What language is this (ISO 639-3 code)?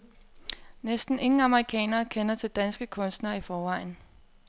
dan